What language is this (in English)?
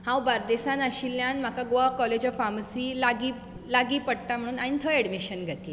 Konkani